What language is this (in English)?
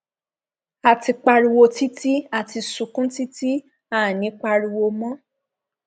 Yoruba